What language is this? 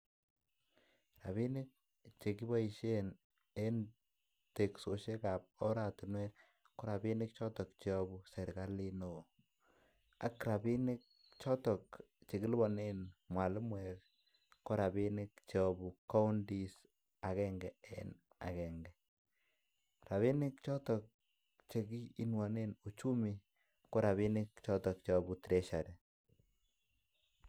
Kalenjin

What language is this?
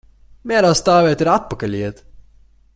Latvian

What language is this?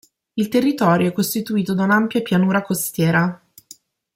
Italian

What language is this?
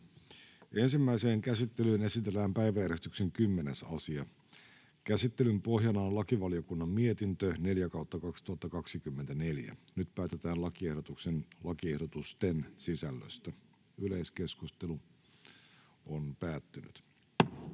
Finnish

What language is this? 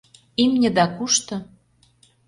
Mari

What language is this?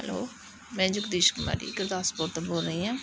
Punjabi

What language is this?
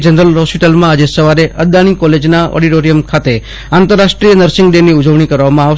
Gujarati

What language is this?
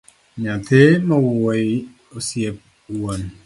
Luo (Kenya and Tanzania)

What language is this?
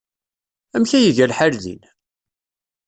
Kabyle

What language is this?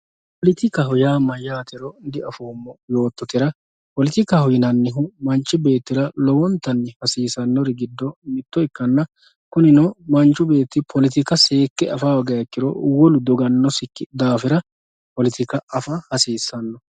Sidamo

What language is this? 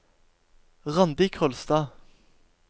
Norwegian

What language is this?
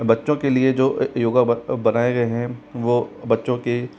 Hindi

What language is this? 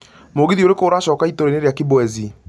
Kikuyu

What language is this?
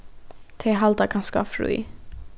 Faroese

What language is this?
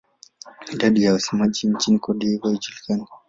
Swahili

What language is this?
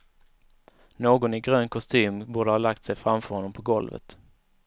Swedish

